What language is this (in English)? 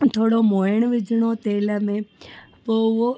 Sindhi